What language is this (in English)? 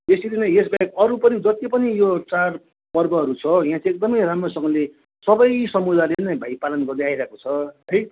Nepali